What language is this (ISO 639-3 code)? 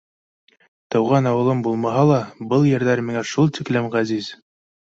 bak